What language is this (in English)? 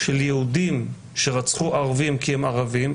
Hebrew